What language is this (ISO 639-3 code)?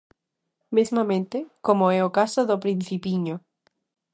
glg